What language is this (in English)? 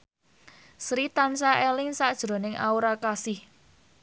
Javanese